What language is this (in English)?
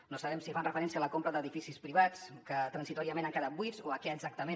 Catalan